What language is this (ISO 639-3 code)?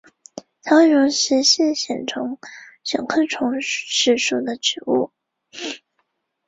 zho